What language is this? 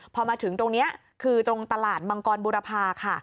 Thai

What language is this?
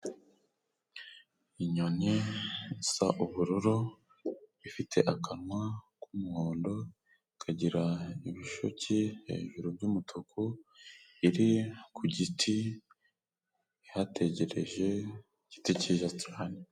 Kinyarwanda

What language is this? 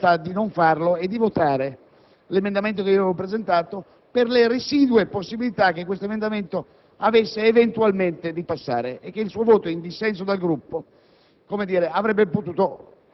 Italian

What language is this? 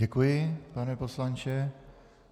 Czech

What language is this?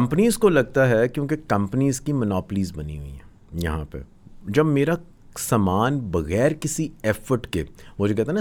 Urdu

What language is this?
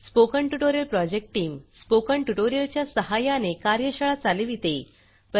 Marathi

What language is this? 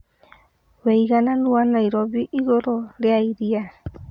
Kikuyu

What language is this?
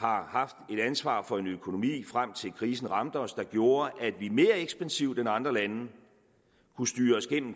Danish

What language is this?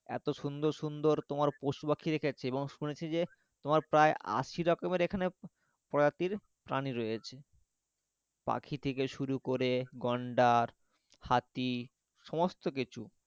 Bangla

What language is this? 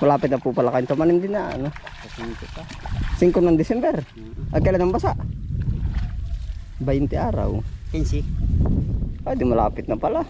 Filipino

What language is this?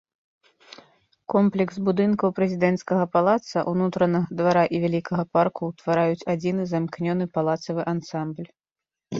Belarusian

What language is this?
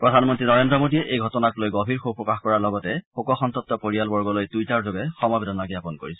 Assamese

